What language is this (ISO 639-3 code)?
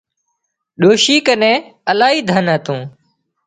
kxp